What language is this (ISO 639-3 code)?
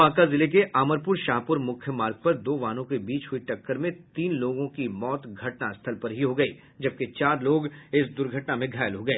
hin